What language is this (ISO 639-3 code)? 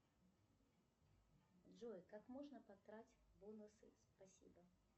rus